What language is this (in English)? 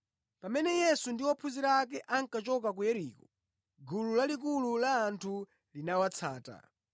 Nyanja